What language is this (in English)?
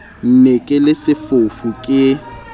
Southern Sotho